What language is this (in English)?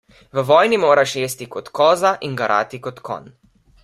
Slovenian